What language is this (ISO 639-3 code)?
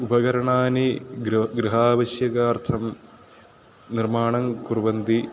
san